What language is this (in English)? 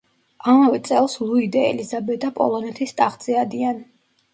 Georgian